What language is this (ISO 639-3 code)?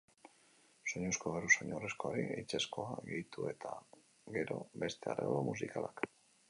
eus